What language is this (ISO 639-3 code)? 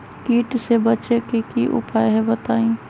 mag